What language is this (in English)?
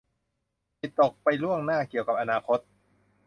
Thai